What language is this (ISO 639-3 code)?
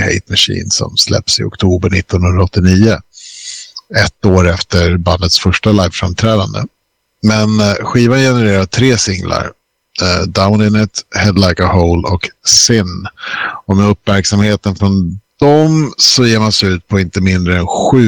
swe